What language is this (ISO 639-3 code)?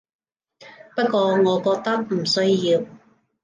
yue